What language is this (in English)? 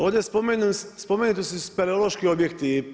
Croatian